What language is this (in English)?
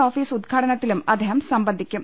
Malayalam